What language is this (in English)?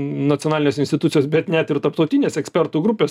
Lithuanian